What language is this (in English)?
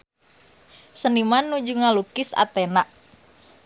Sundanese